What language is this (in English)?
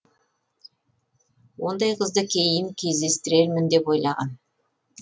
Kazakh